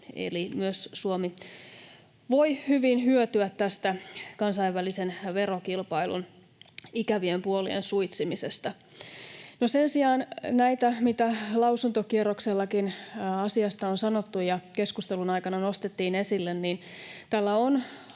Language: Finnish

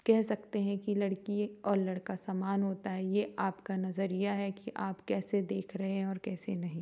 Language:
Hindi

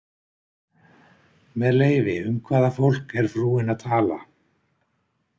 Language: Icelandic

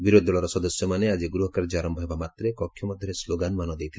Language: Odia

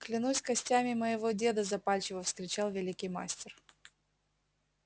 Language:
Russian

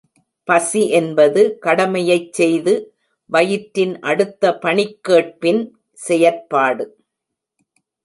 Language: Tamil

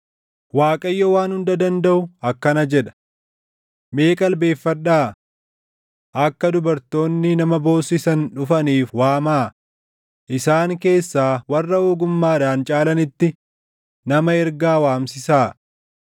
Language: Oromo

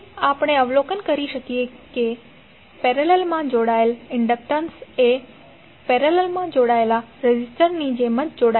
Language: Gujarati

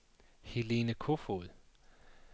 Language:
Danish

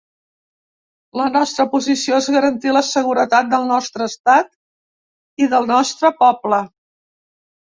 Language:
Catalan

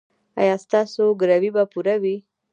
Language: Pashto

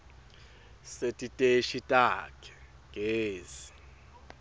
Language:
Swati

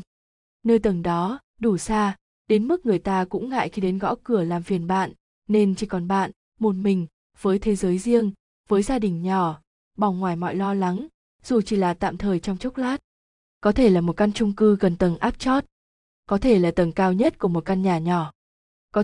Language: Vietnamese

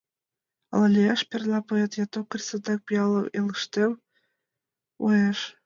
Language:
Mari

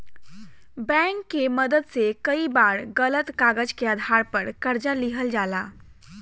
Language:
Bhojpuri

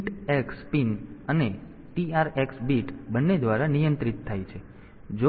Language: Gujarati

